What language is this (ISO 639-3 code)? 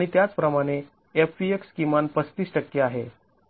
mar